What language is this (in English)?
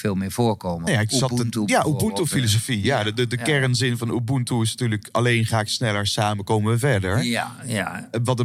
Dutch